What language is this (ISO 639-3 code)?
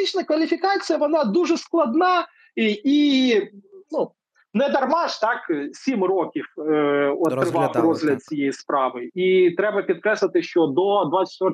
ukr